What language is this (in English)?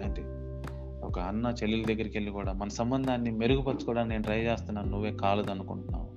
Telugu